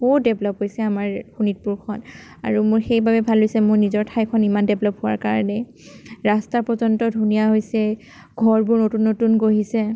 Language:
Assamese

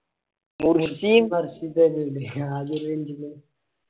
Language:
Malayalam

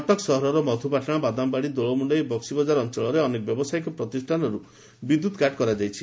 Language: Odia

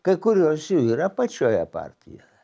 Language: Lithuanian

